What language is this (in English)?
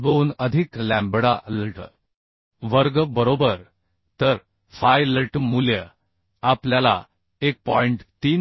Marathi